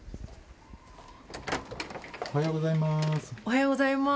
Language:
Japanese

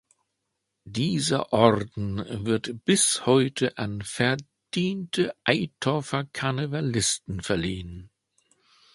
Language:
German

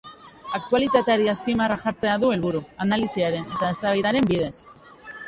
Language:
Basque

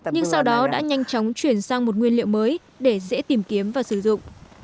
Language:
Vietnamese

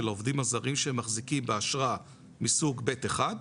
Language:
Hebrew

